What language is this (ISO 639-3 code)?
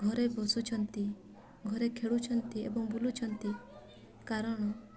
ori